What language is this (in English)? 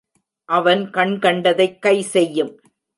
Tamil